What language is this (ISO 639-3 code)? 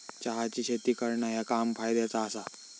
mar